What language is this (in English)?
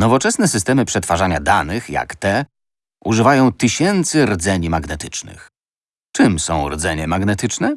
Polish